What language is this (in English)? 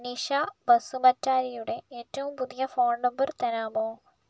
Malayalam